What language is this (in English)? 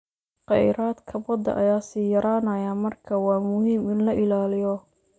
Somali